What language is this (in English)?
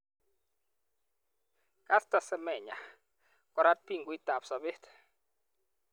Kalenjin